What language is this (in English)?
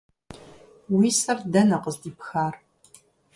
Kabardian